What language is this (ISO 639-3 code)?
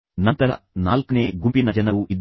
kan